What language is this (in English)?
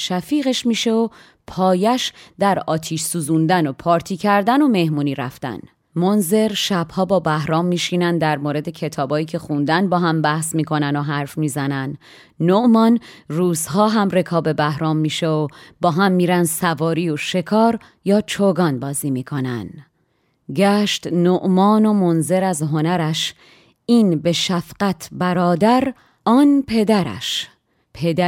Persian